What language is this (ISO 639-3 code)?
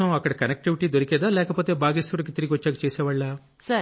tel